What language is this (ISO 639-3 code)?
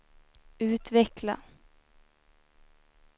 swe